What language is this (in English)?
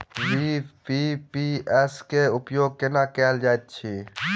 Maithili